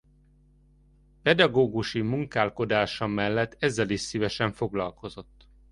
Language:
Hungarian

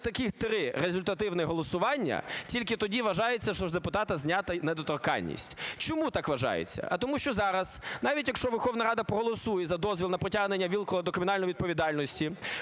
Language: Ukrainian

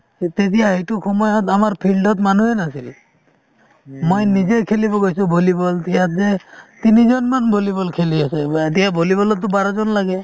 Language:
Assamese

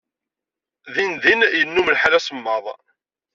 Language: Kabyle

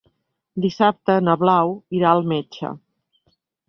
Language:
Catalan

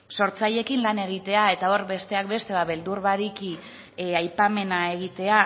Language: Basque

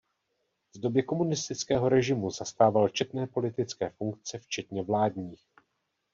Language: Czech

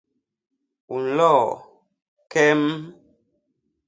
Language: Basaa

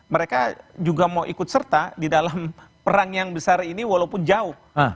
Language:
Indonesian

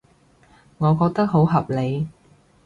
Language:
Cantonese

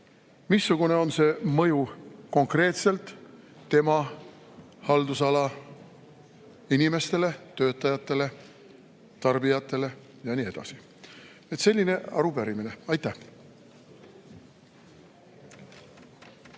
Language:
Estonian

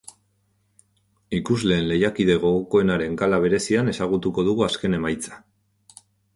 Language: Basque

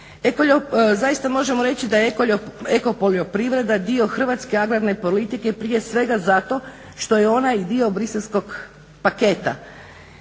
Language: Croatian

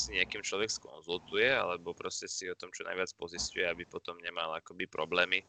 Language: Slovak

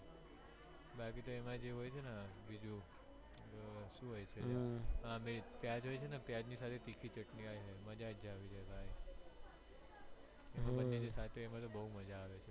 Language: Gujarati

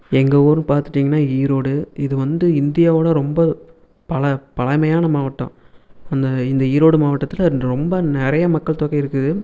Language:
Tamil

